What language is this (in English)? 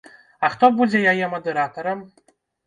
Belarusian